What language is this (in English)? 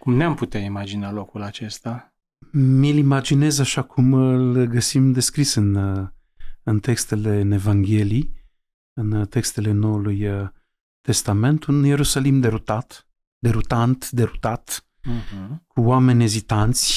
Romanian